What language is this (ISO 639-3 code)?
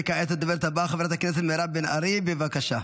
heb